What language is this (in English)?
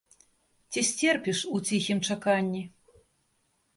Belarusian